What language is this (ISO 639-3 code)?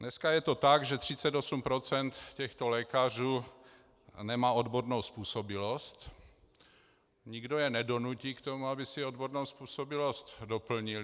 ces